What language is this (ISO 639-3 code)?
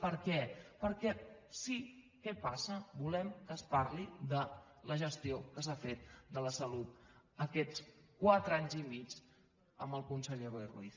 cat